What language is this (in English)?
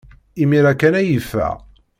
Kabyle